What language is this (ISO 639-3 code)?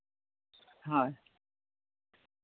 asm